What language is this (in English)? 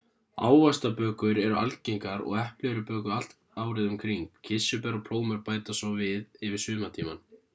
Icelandic